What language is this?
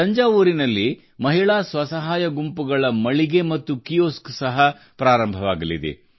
Kannada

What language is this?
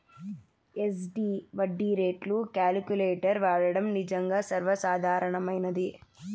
Telugu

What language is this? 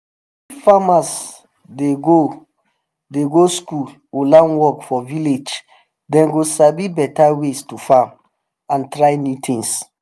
Nigerian Pidgin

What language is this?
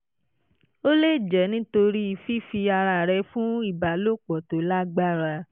Yoruba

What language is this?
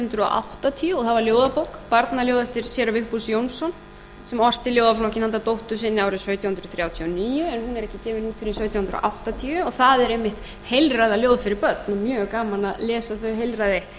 Icelandic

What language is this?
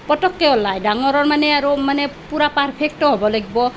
Assamese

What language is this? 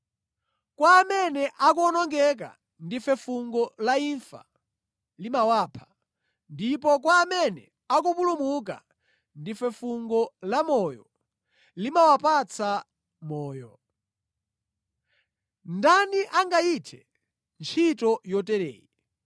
Nyanja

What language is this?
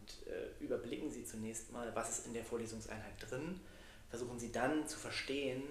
German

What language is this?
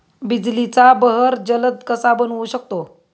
Marathi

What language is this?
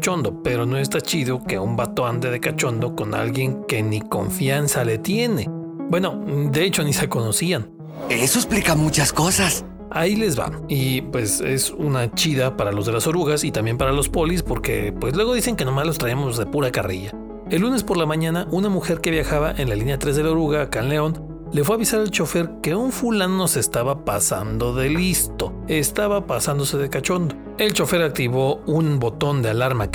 Spanish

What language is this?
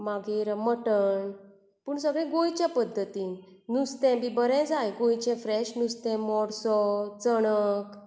Konkani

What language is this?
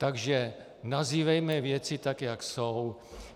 Czech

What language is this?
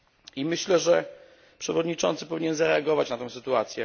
Polish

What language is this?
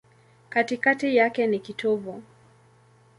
Swahili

